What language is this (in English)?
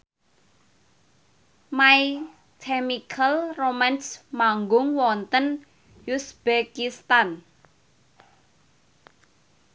Javanese